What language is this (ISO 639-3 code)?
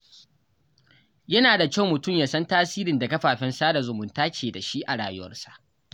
hau